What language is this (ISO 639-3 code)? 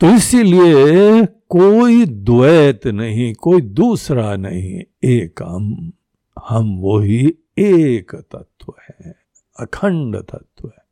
hin